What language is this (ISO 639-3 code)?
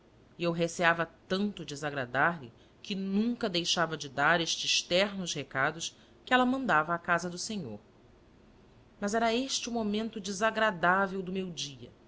por